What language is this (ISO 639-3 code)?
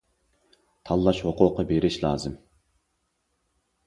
uig